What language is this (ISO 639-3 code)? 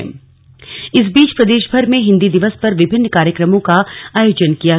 hin